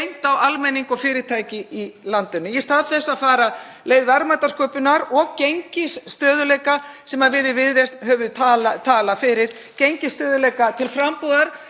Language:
Icelandic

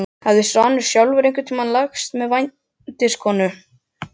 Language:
Icelandic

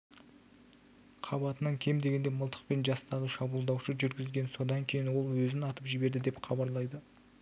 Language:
Kazakh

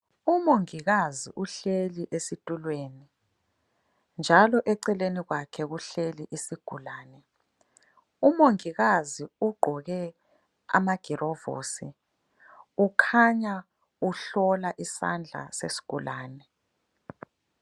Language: North Ndebele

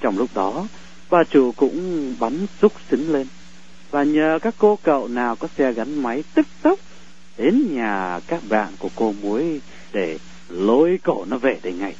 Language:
Vietnamese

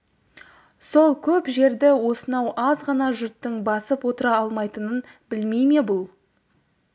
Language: Kazakh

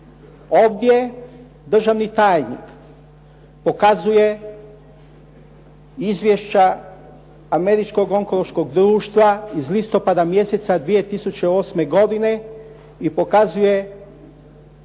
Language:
Croatian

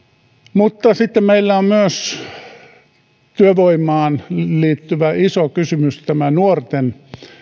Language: Finnish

